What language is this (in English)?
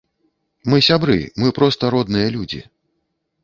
Belarusian